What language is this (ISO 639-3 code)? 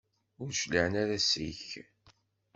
kab